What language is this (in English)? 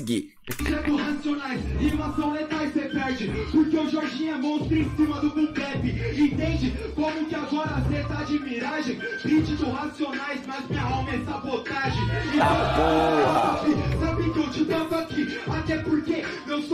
Portuguese